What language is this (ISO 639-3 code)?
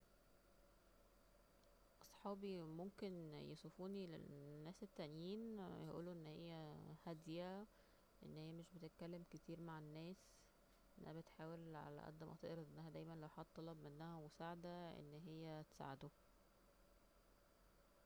arz